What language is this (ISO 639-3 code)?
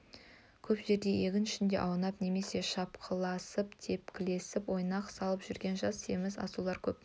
kaz